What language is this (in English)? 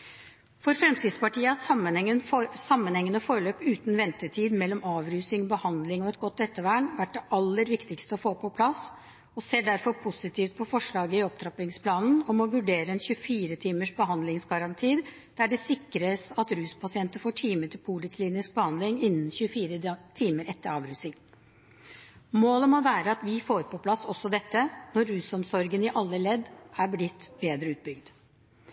Norwegian Bokmål